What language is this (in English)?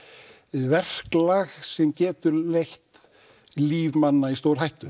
Icelandic